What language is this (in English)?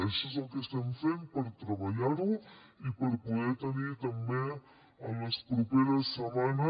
Catalan